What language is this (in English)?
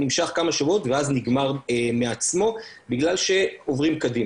Hebrew